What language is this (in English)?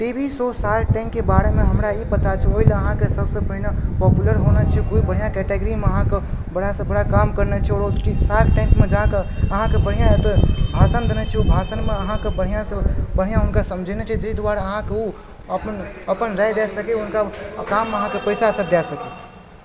Maithili